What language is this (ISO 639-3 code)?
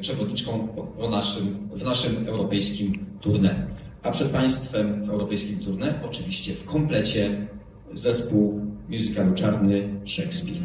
pol